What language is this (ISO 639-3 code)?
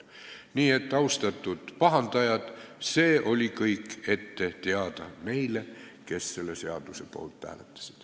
est